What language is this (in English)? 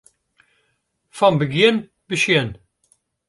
Western Frisian